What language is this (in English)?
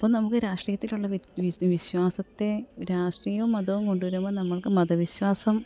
Malayalam